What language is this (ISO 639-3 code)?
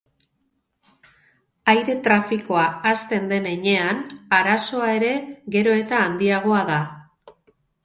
eus